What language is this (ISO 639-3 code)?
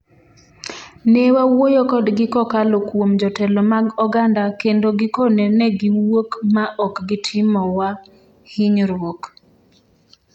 luo